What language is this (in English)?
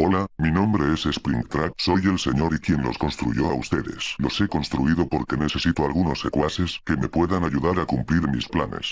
Spanish